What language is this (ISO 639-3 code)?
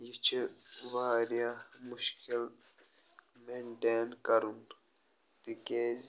kas